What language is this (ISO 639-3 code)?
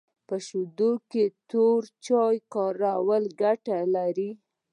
pus